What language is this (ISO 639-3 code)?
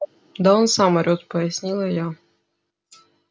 rus